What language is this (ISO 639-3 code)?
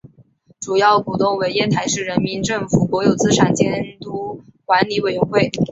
zho